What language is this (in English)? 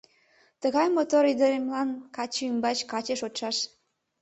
Mari